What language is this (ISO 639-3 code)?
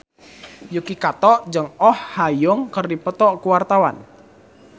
sun